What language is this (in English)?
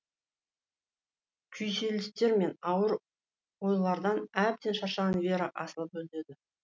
Kazakh